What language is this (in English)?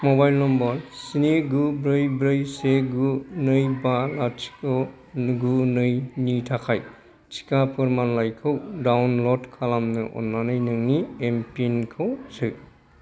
Bodo